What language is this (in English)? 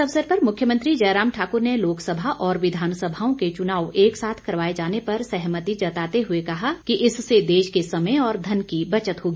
Hindi